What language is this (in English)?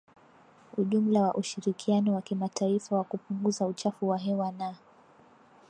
Swahili